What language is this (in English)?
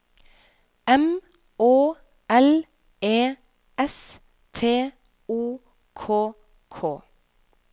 Norwegian